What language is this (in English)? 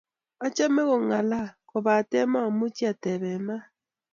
Kalenjin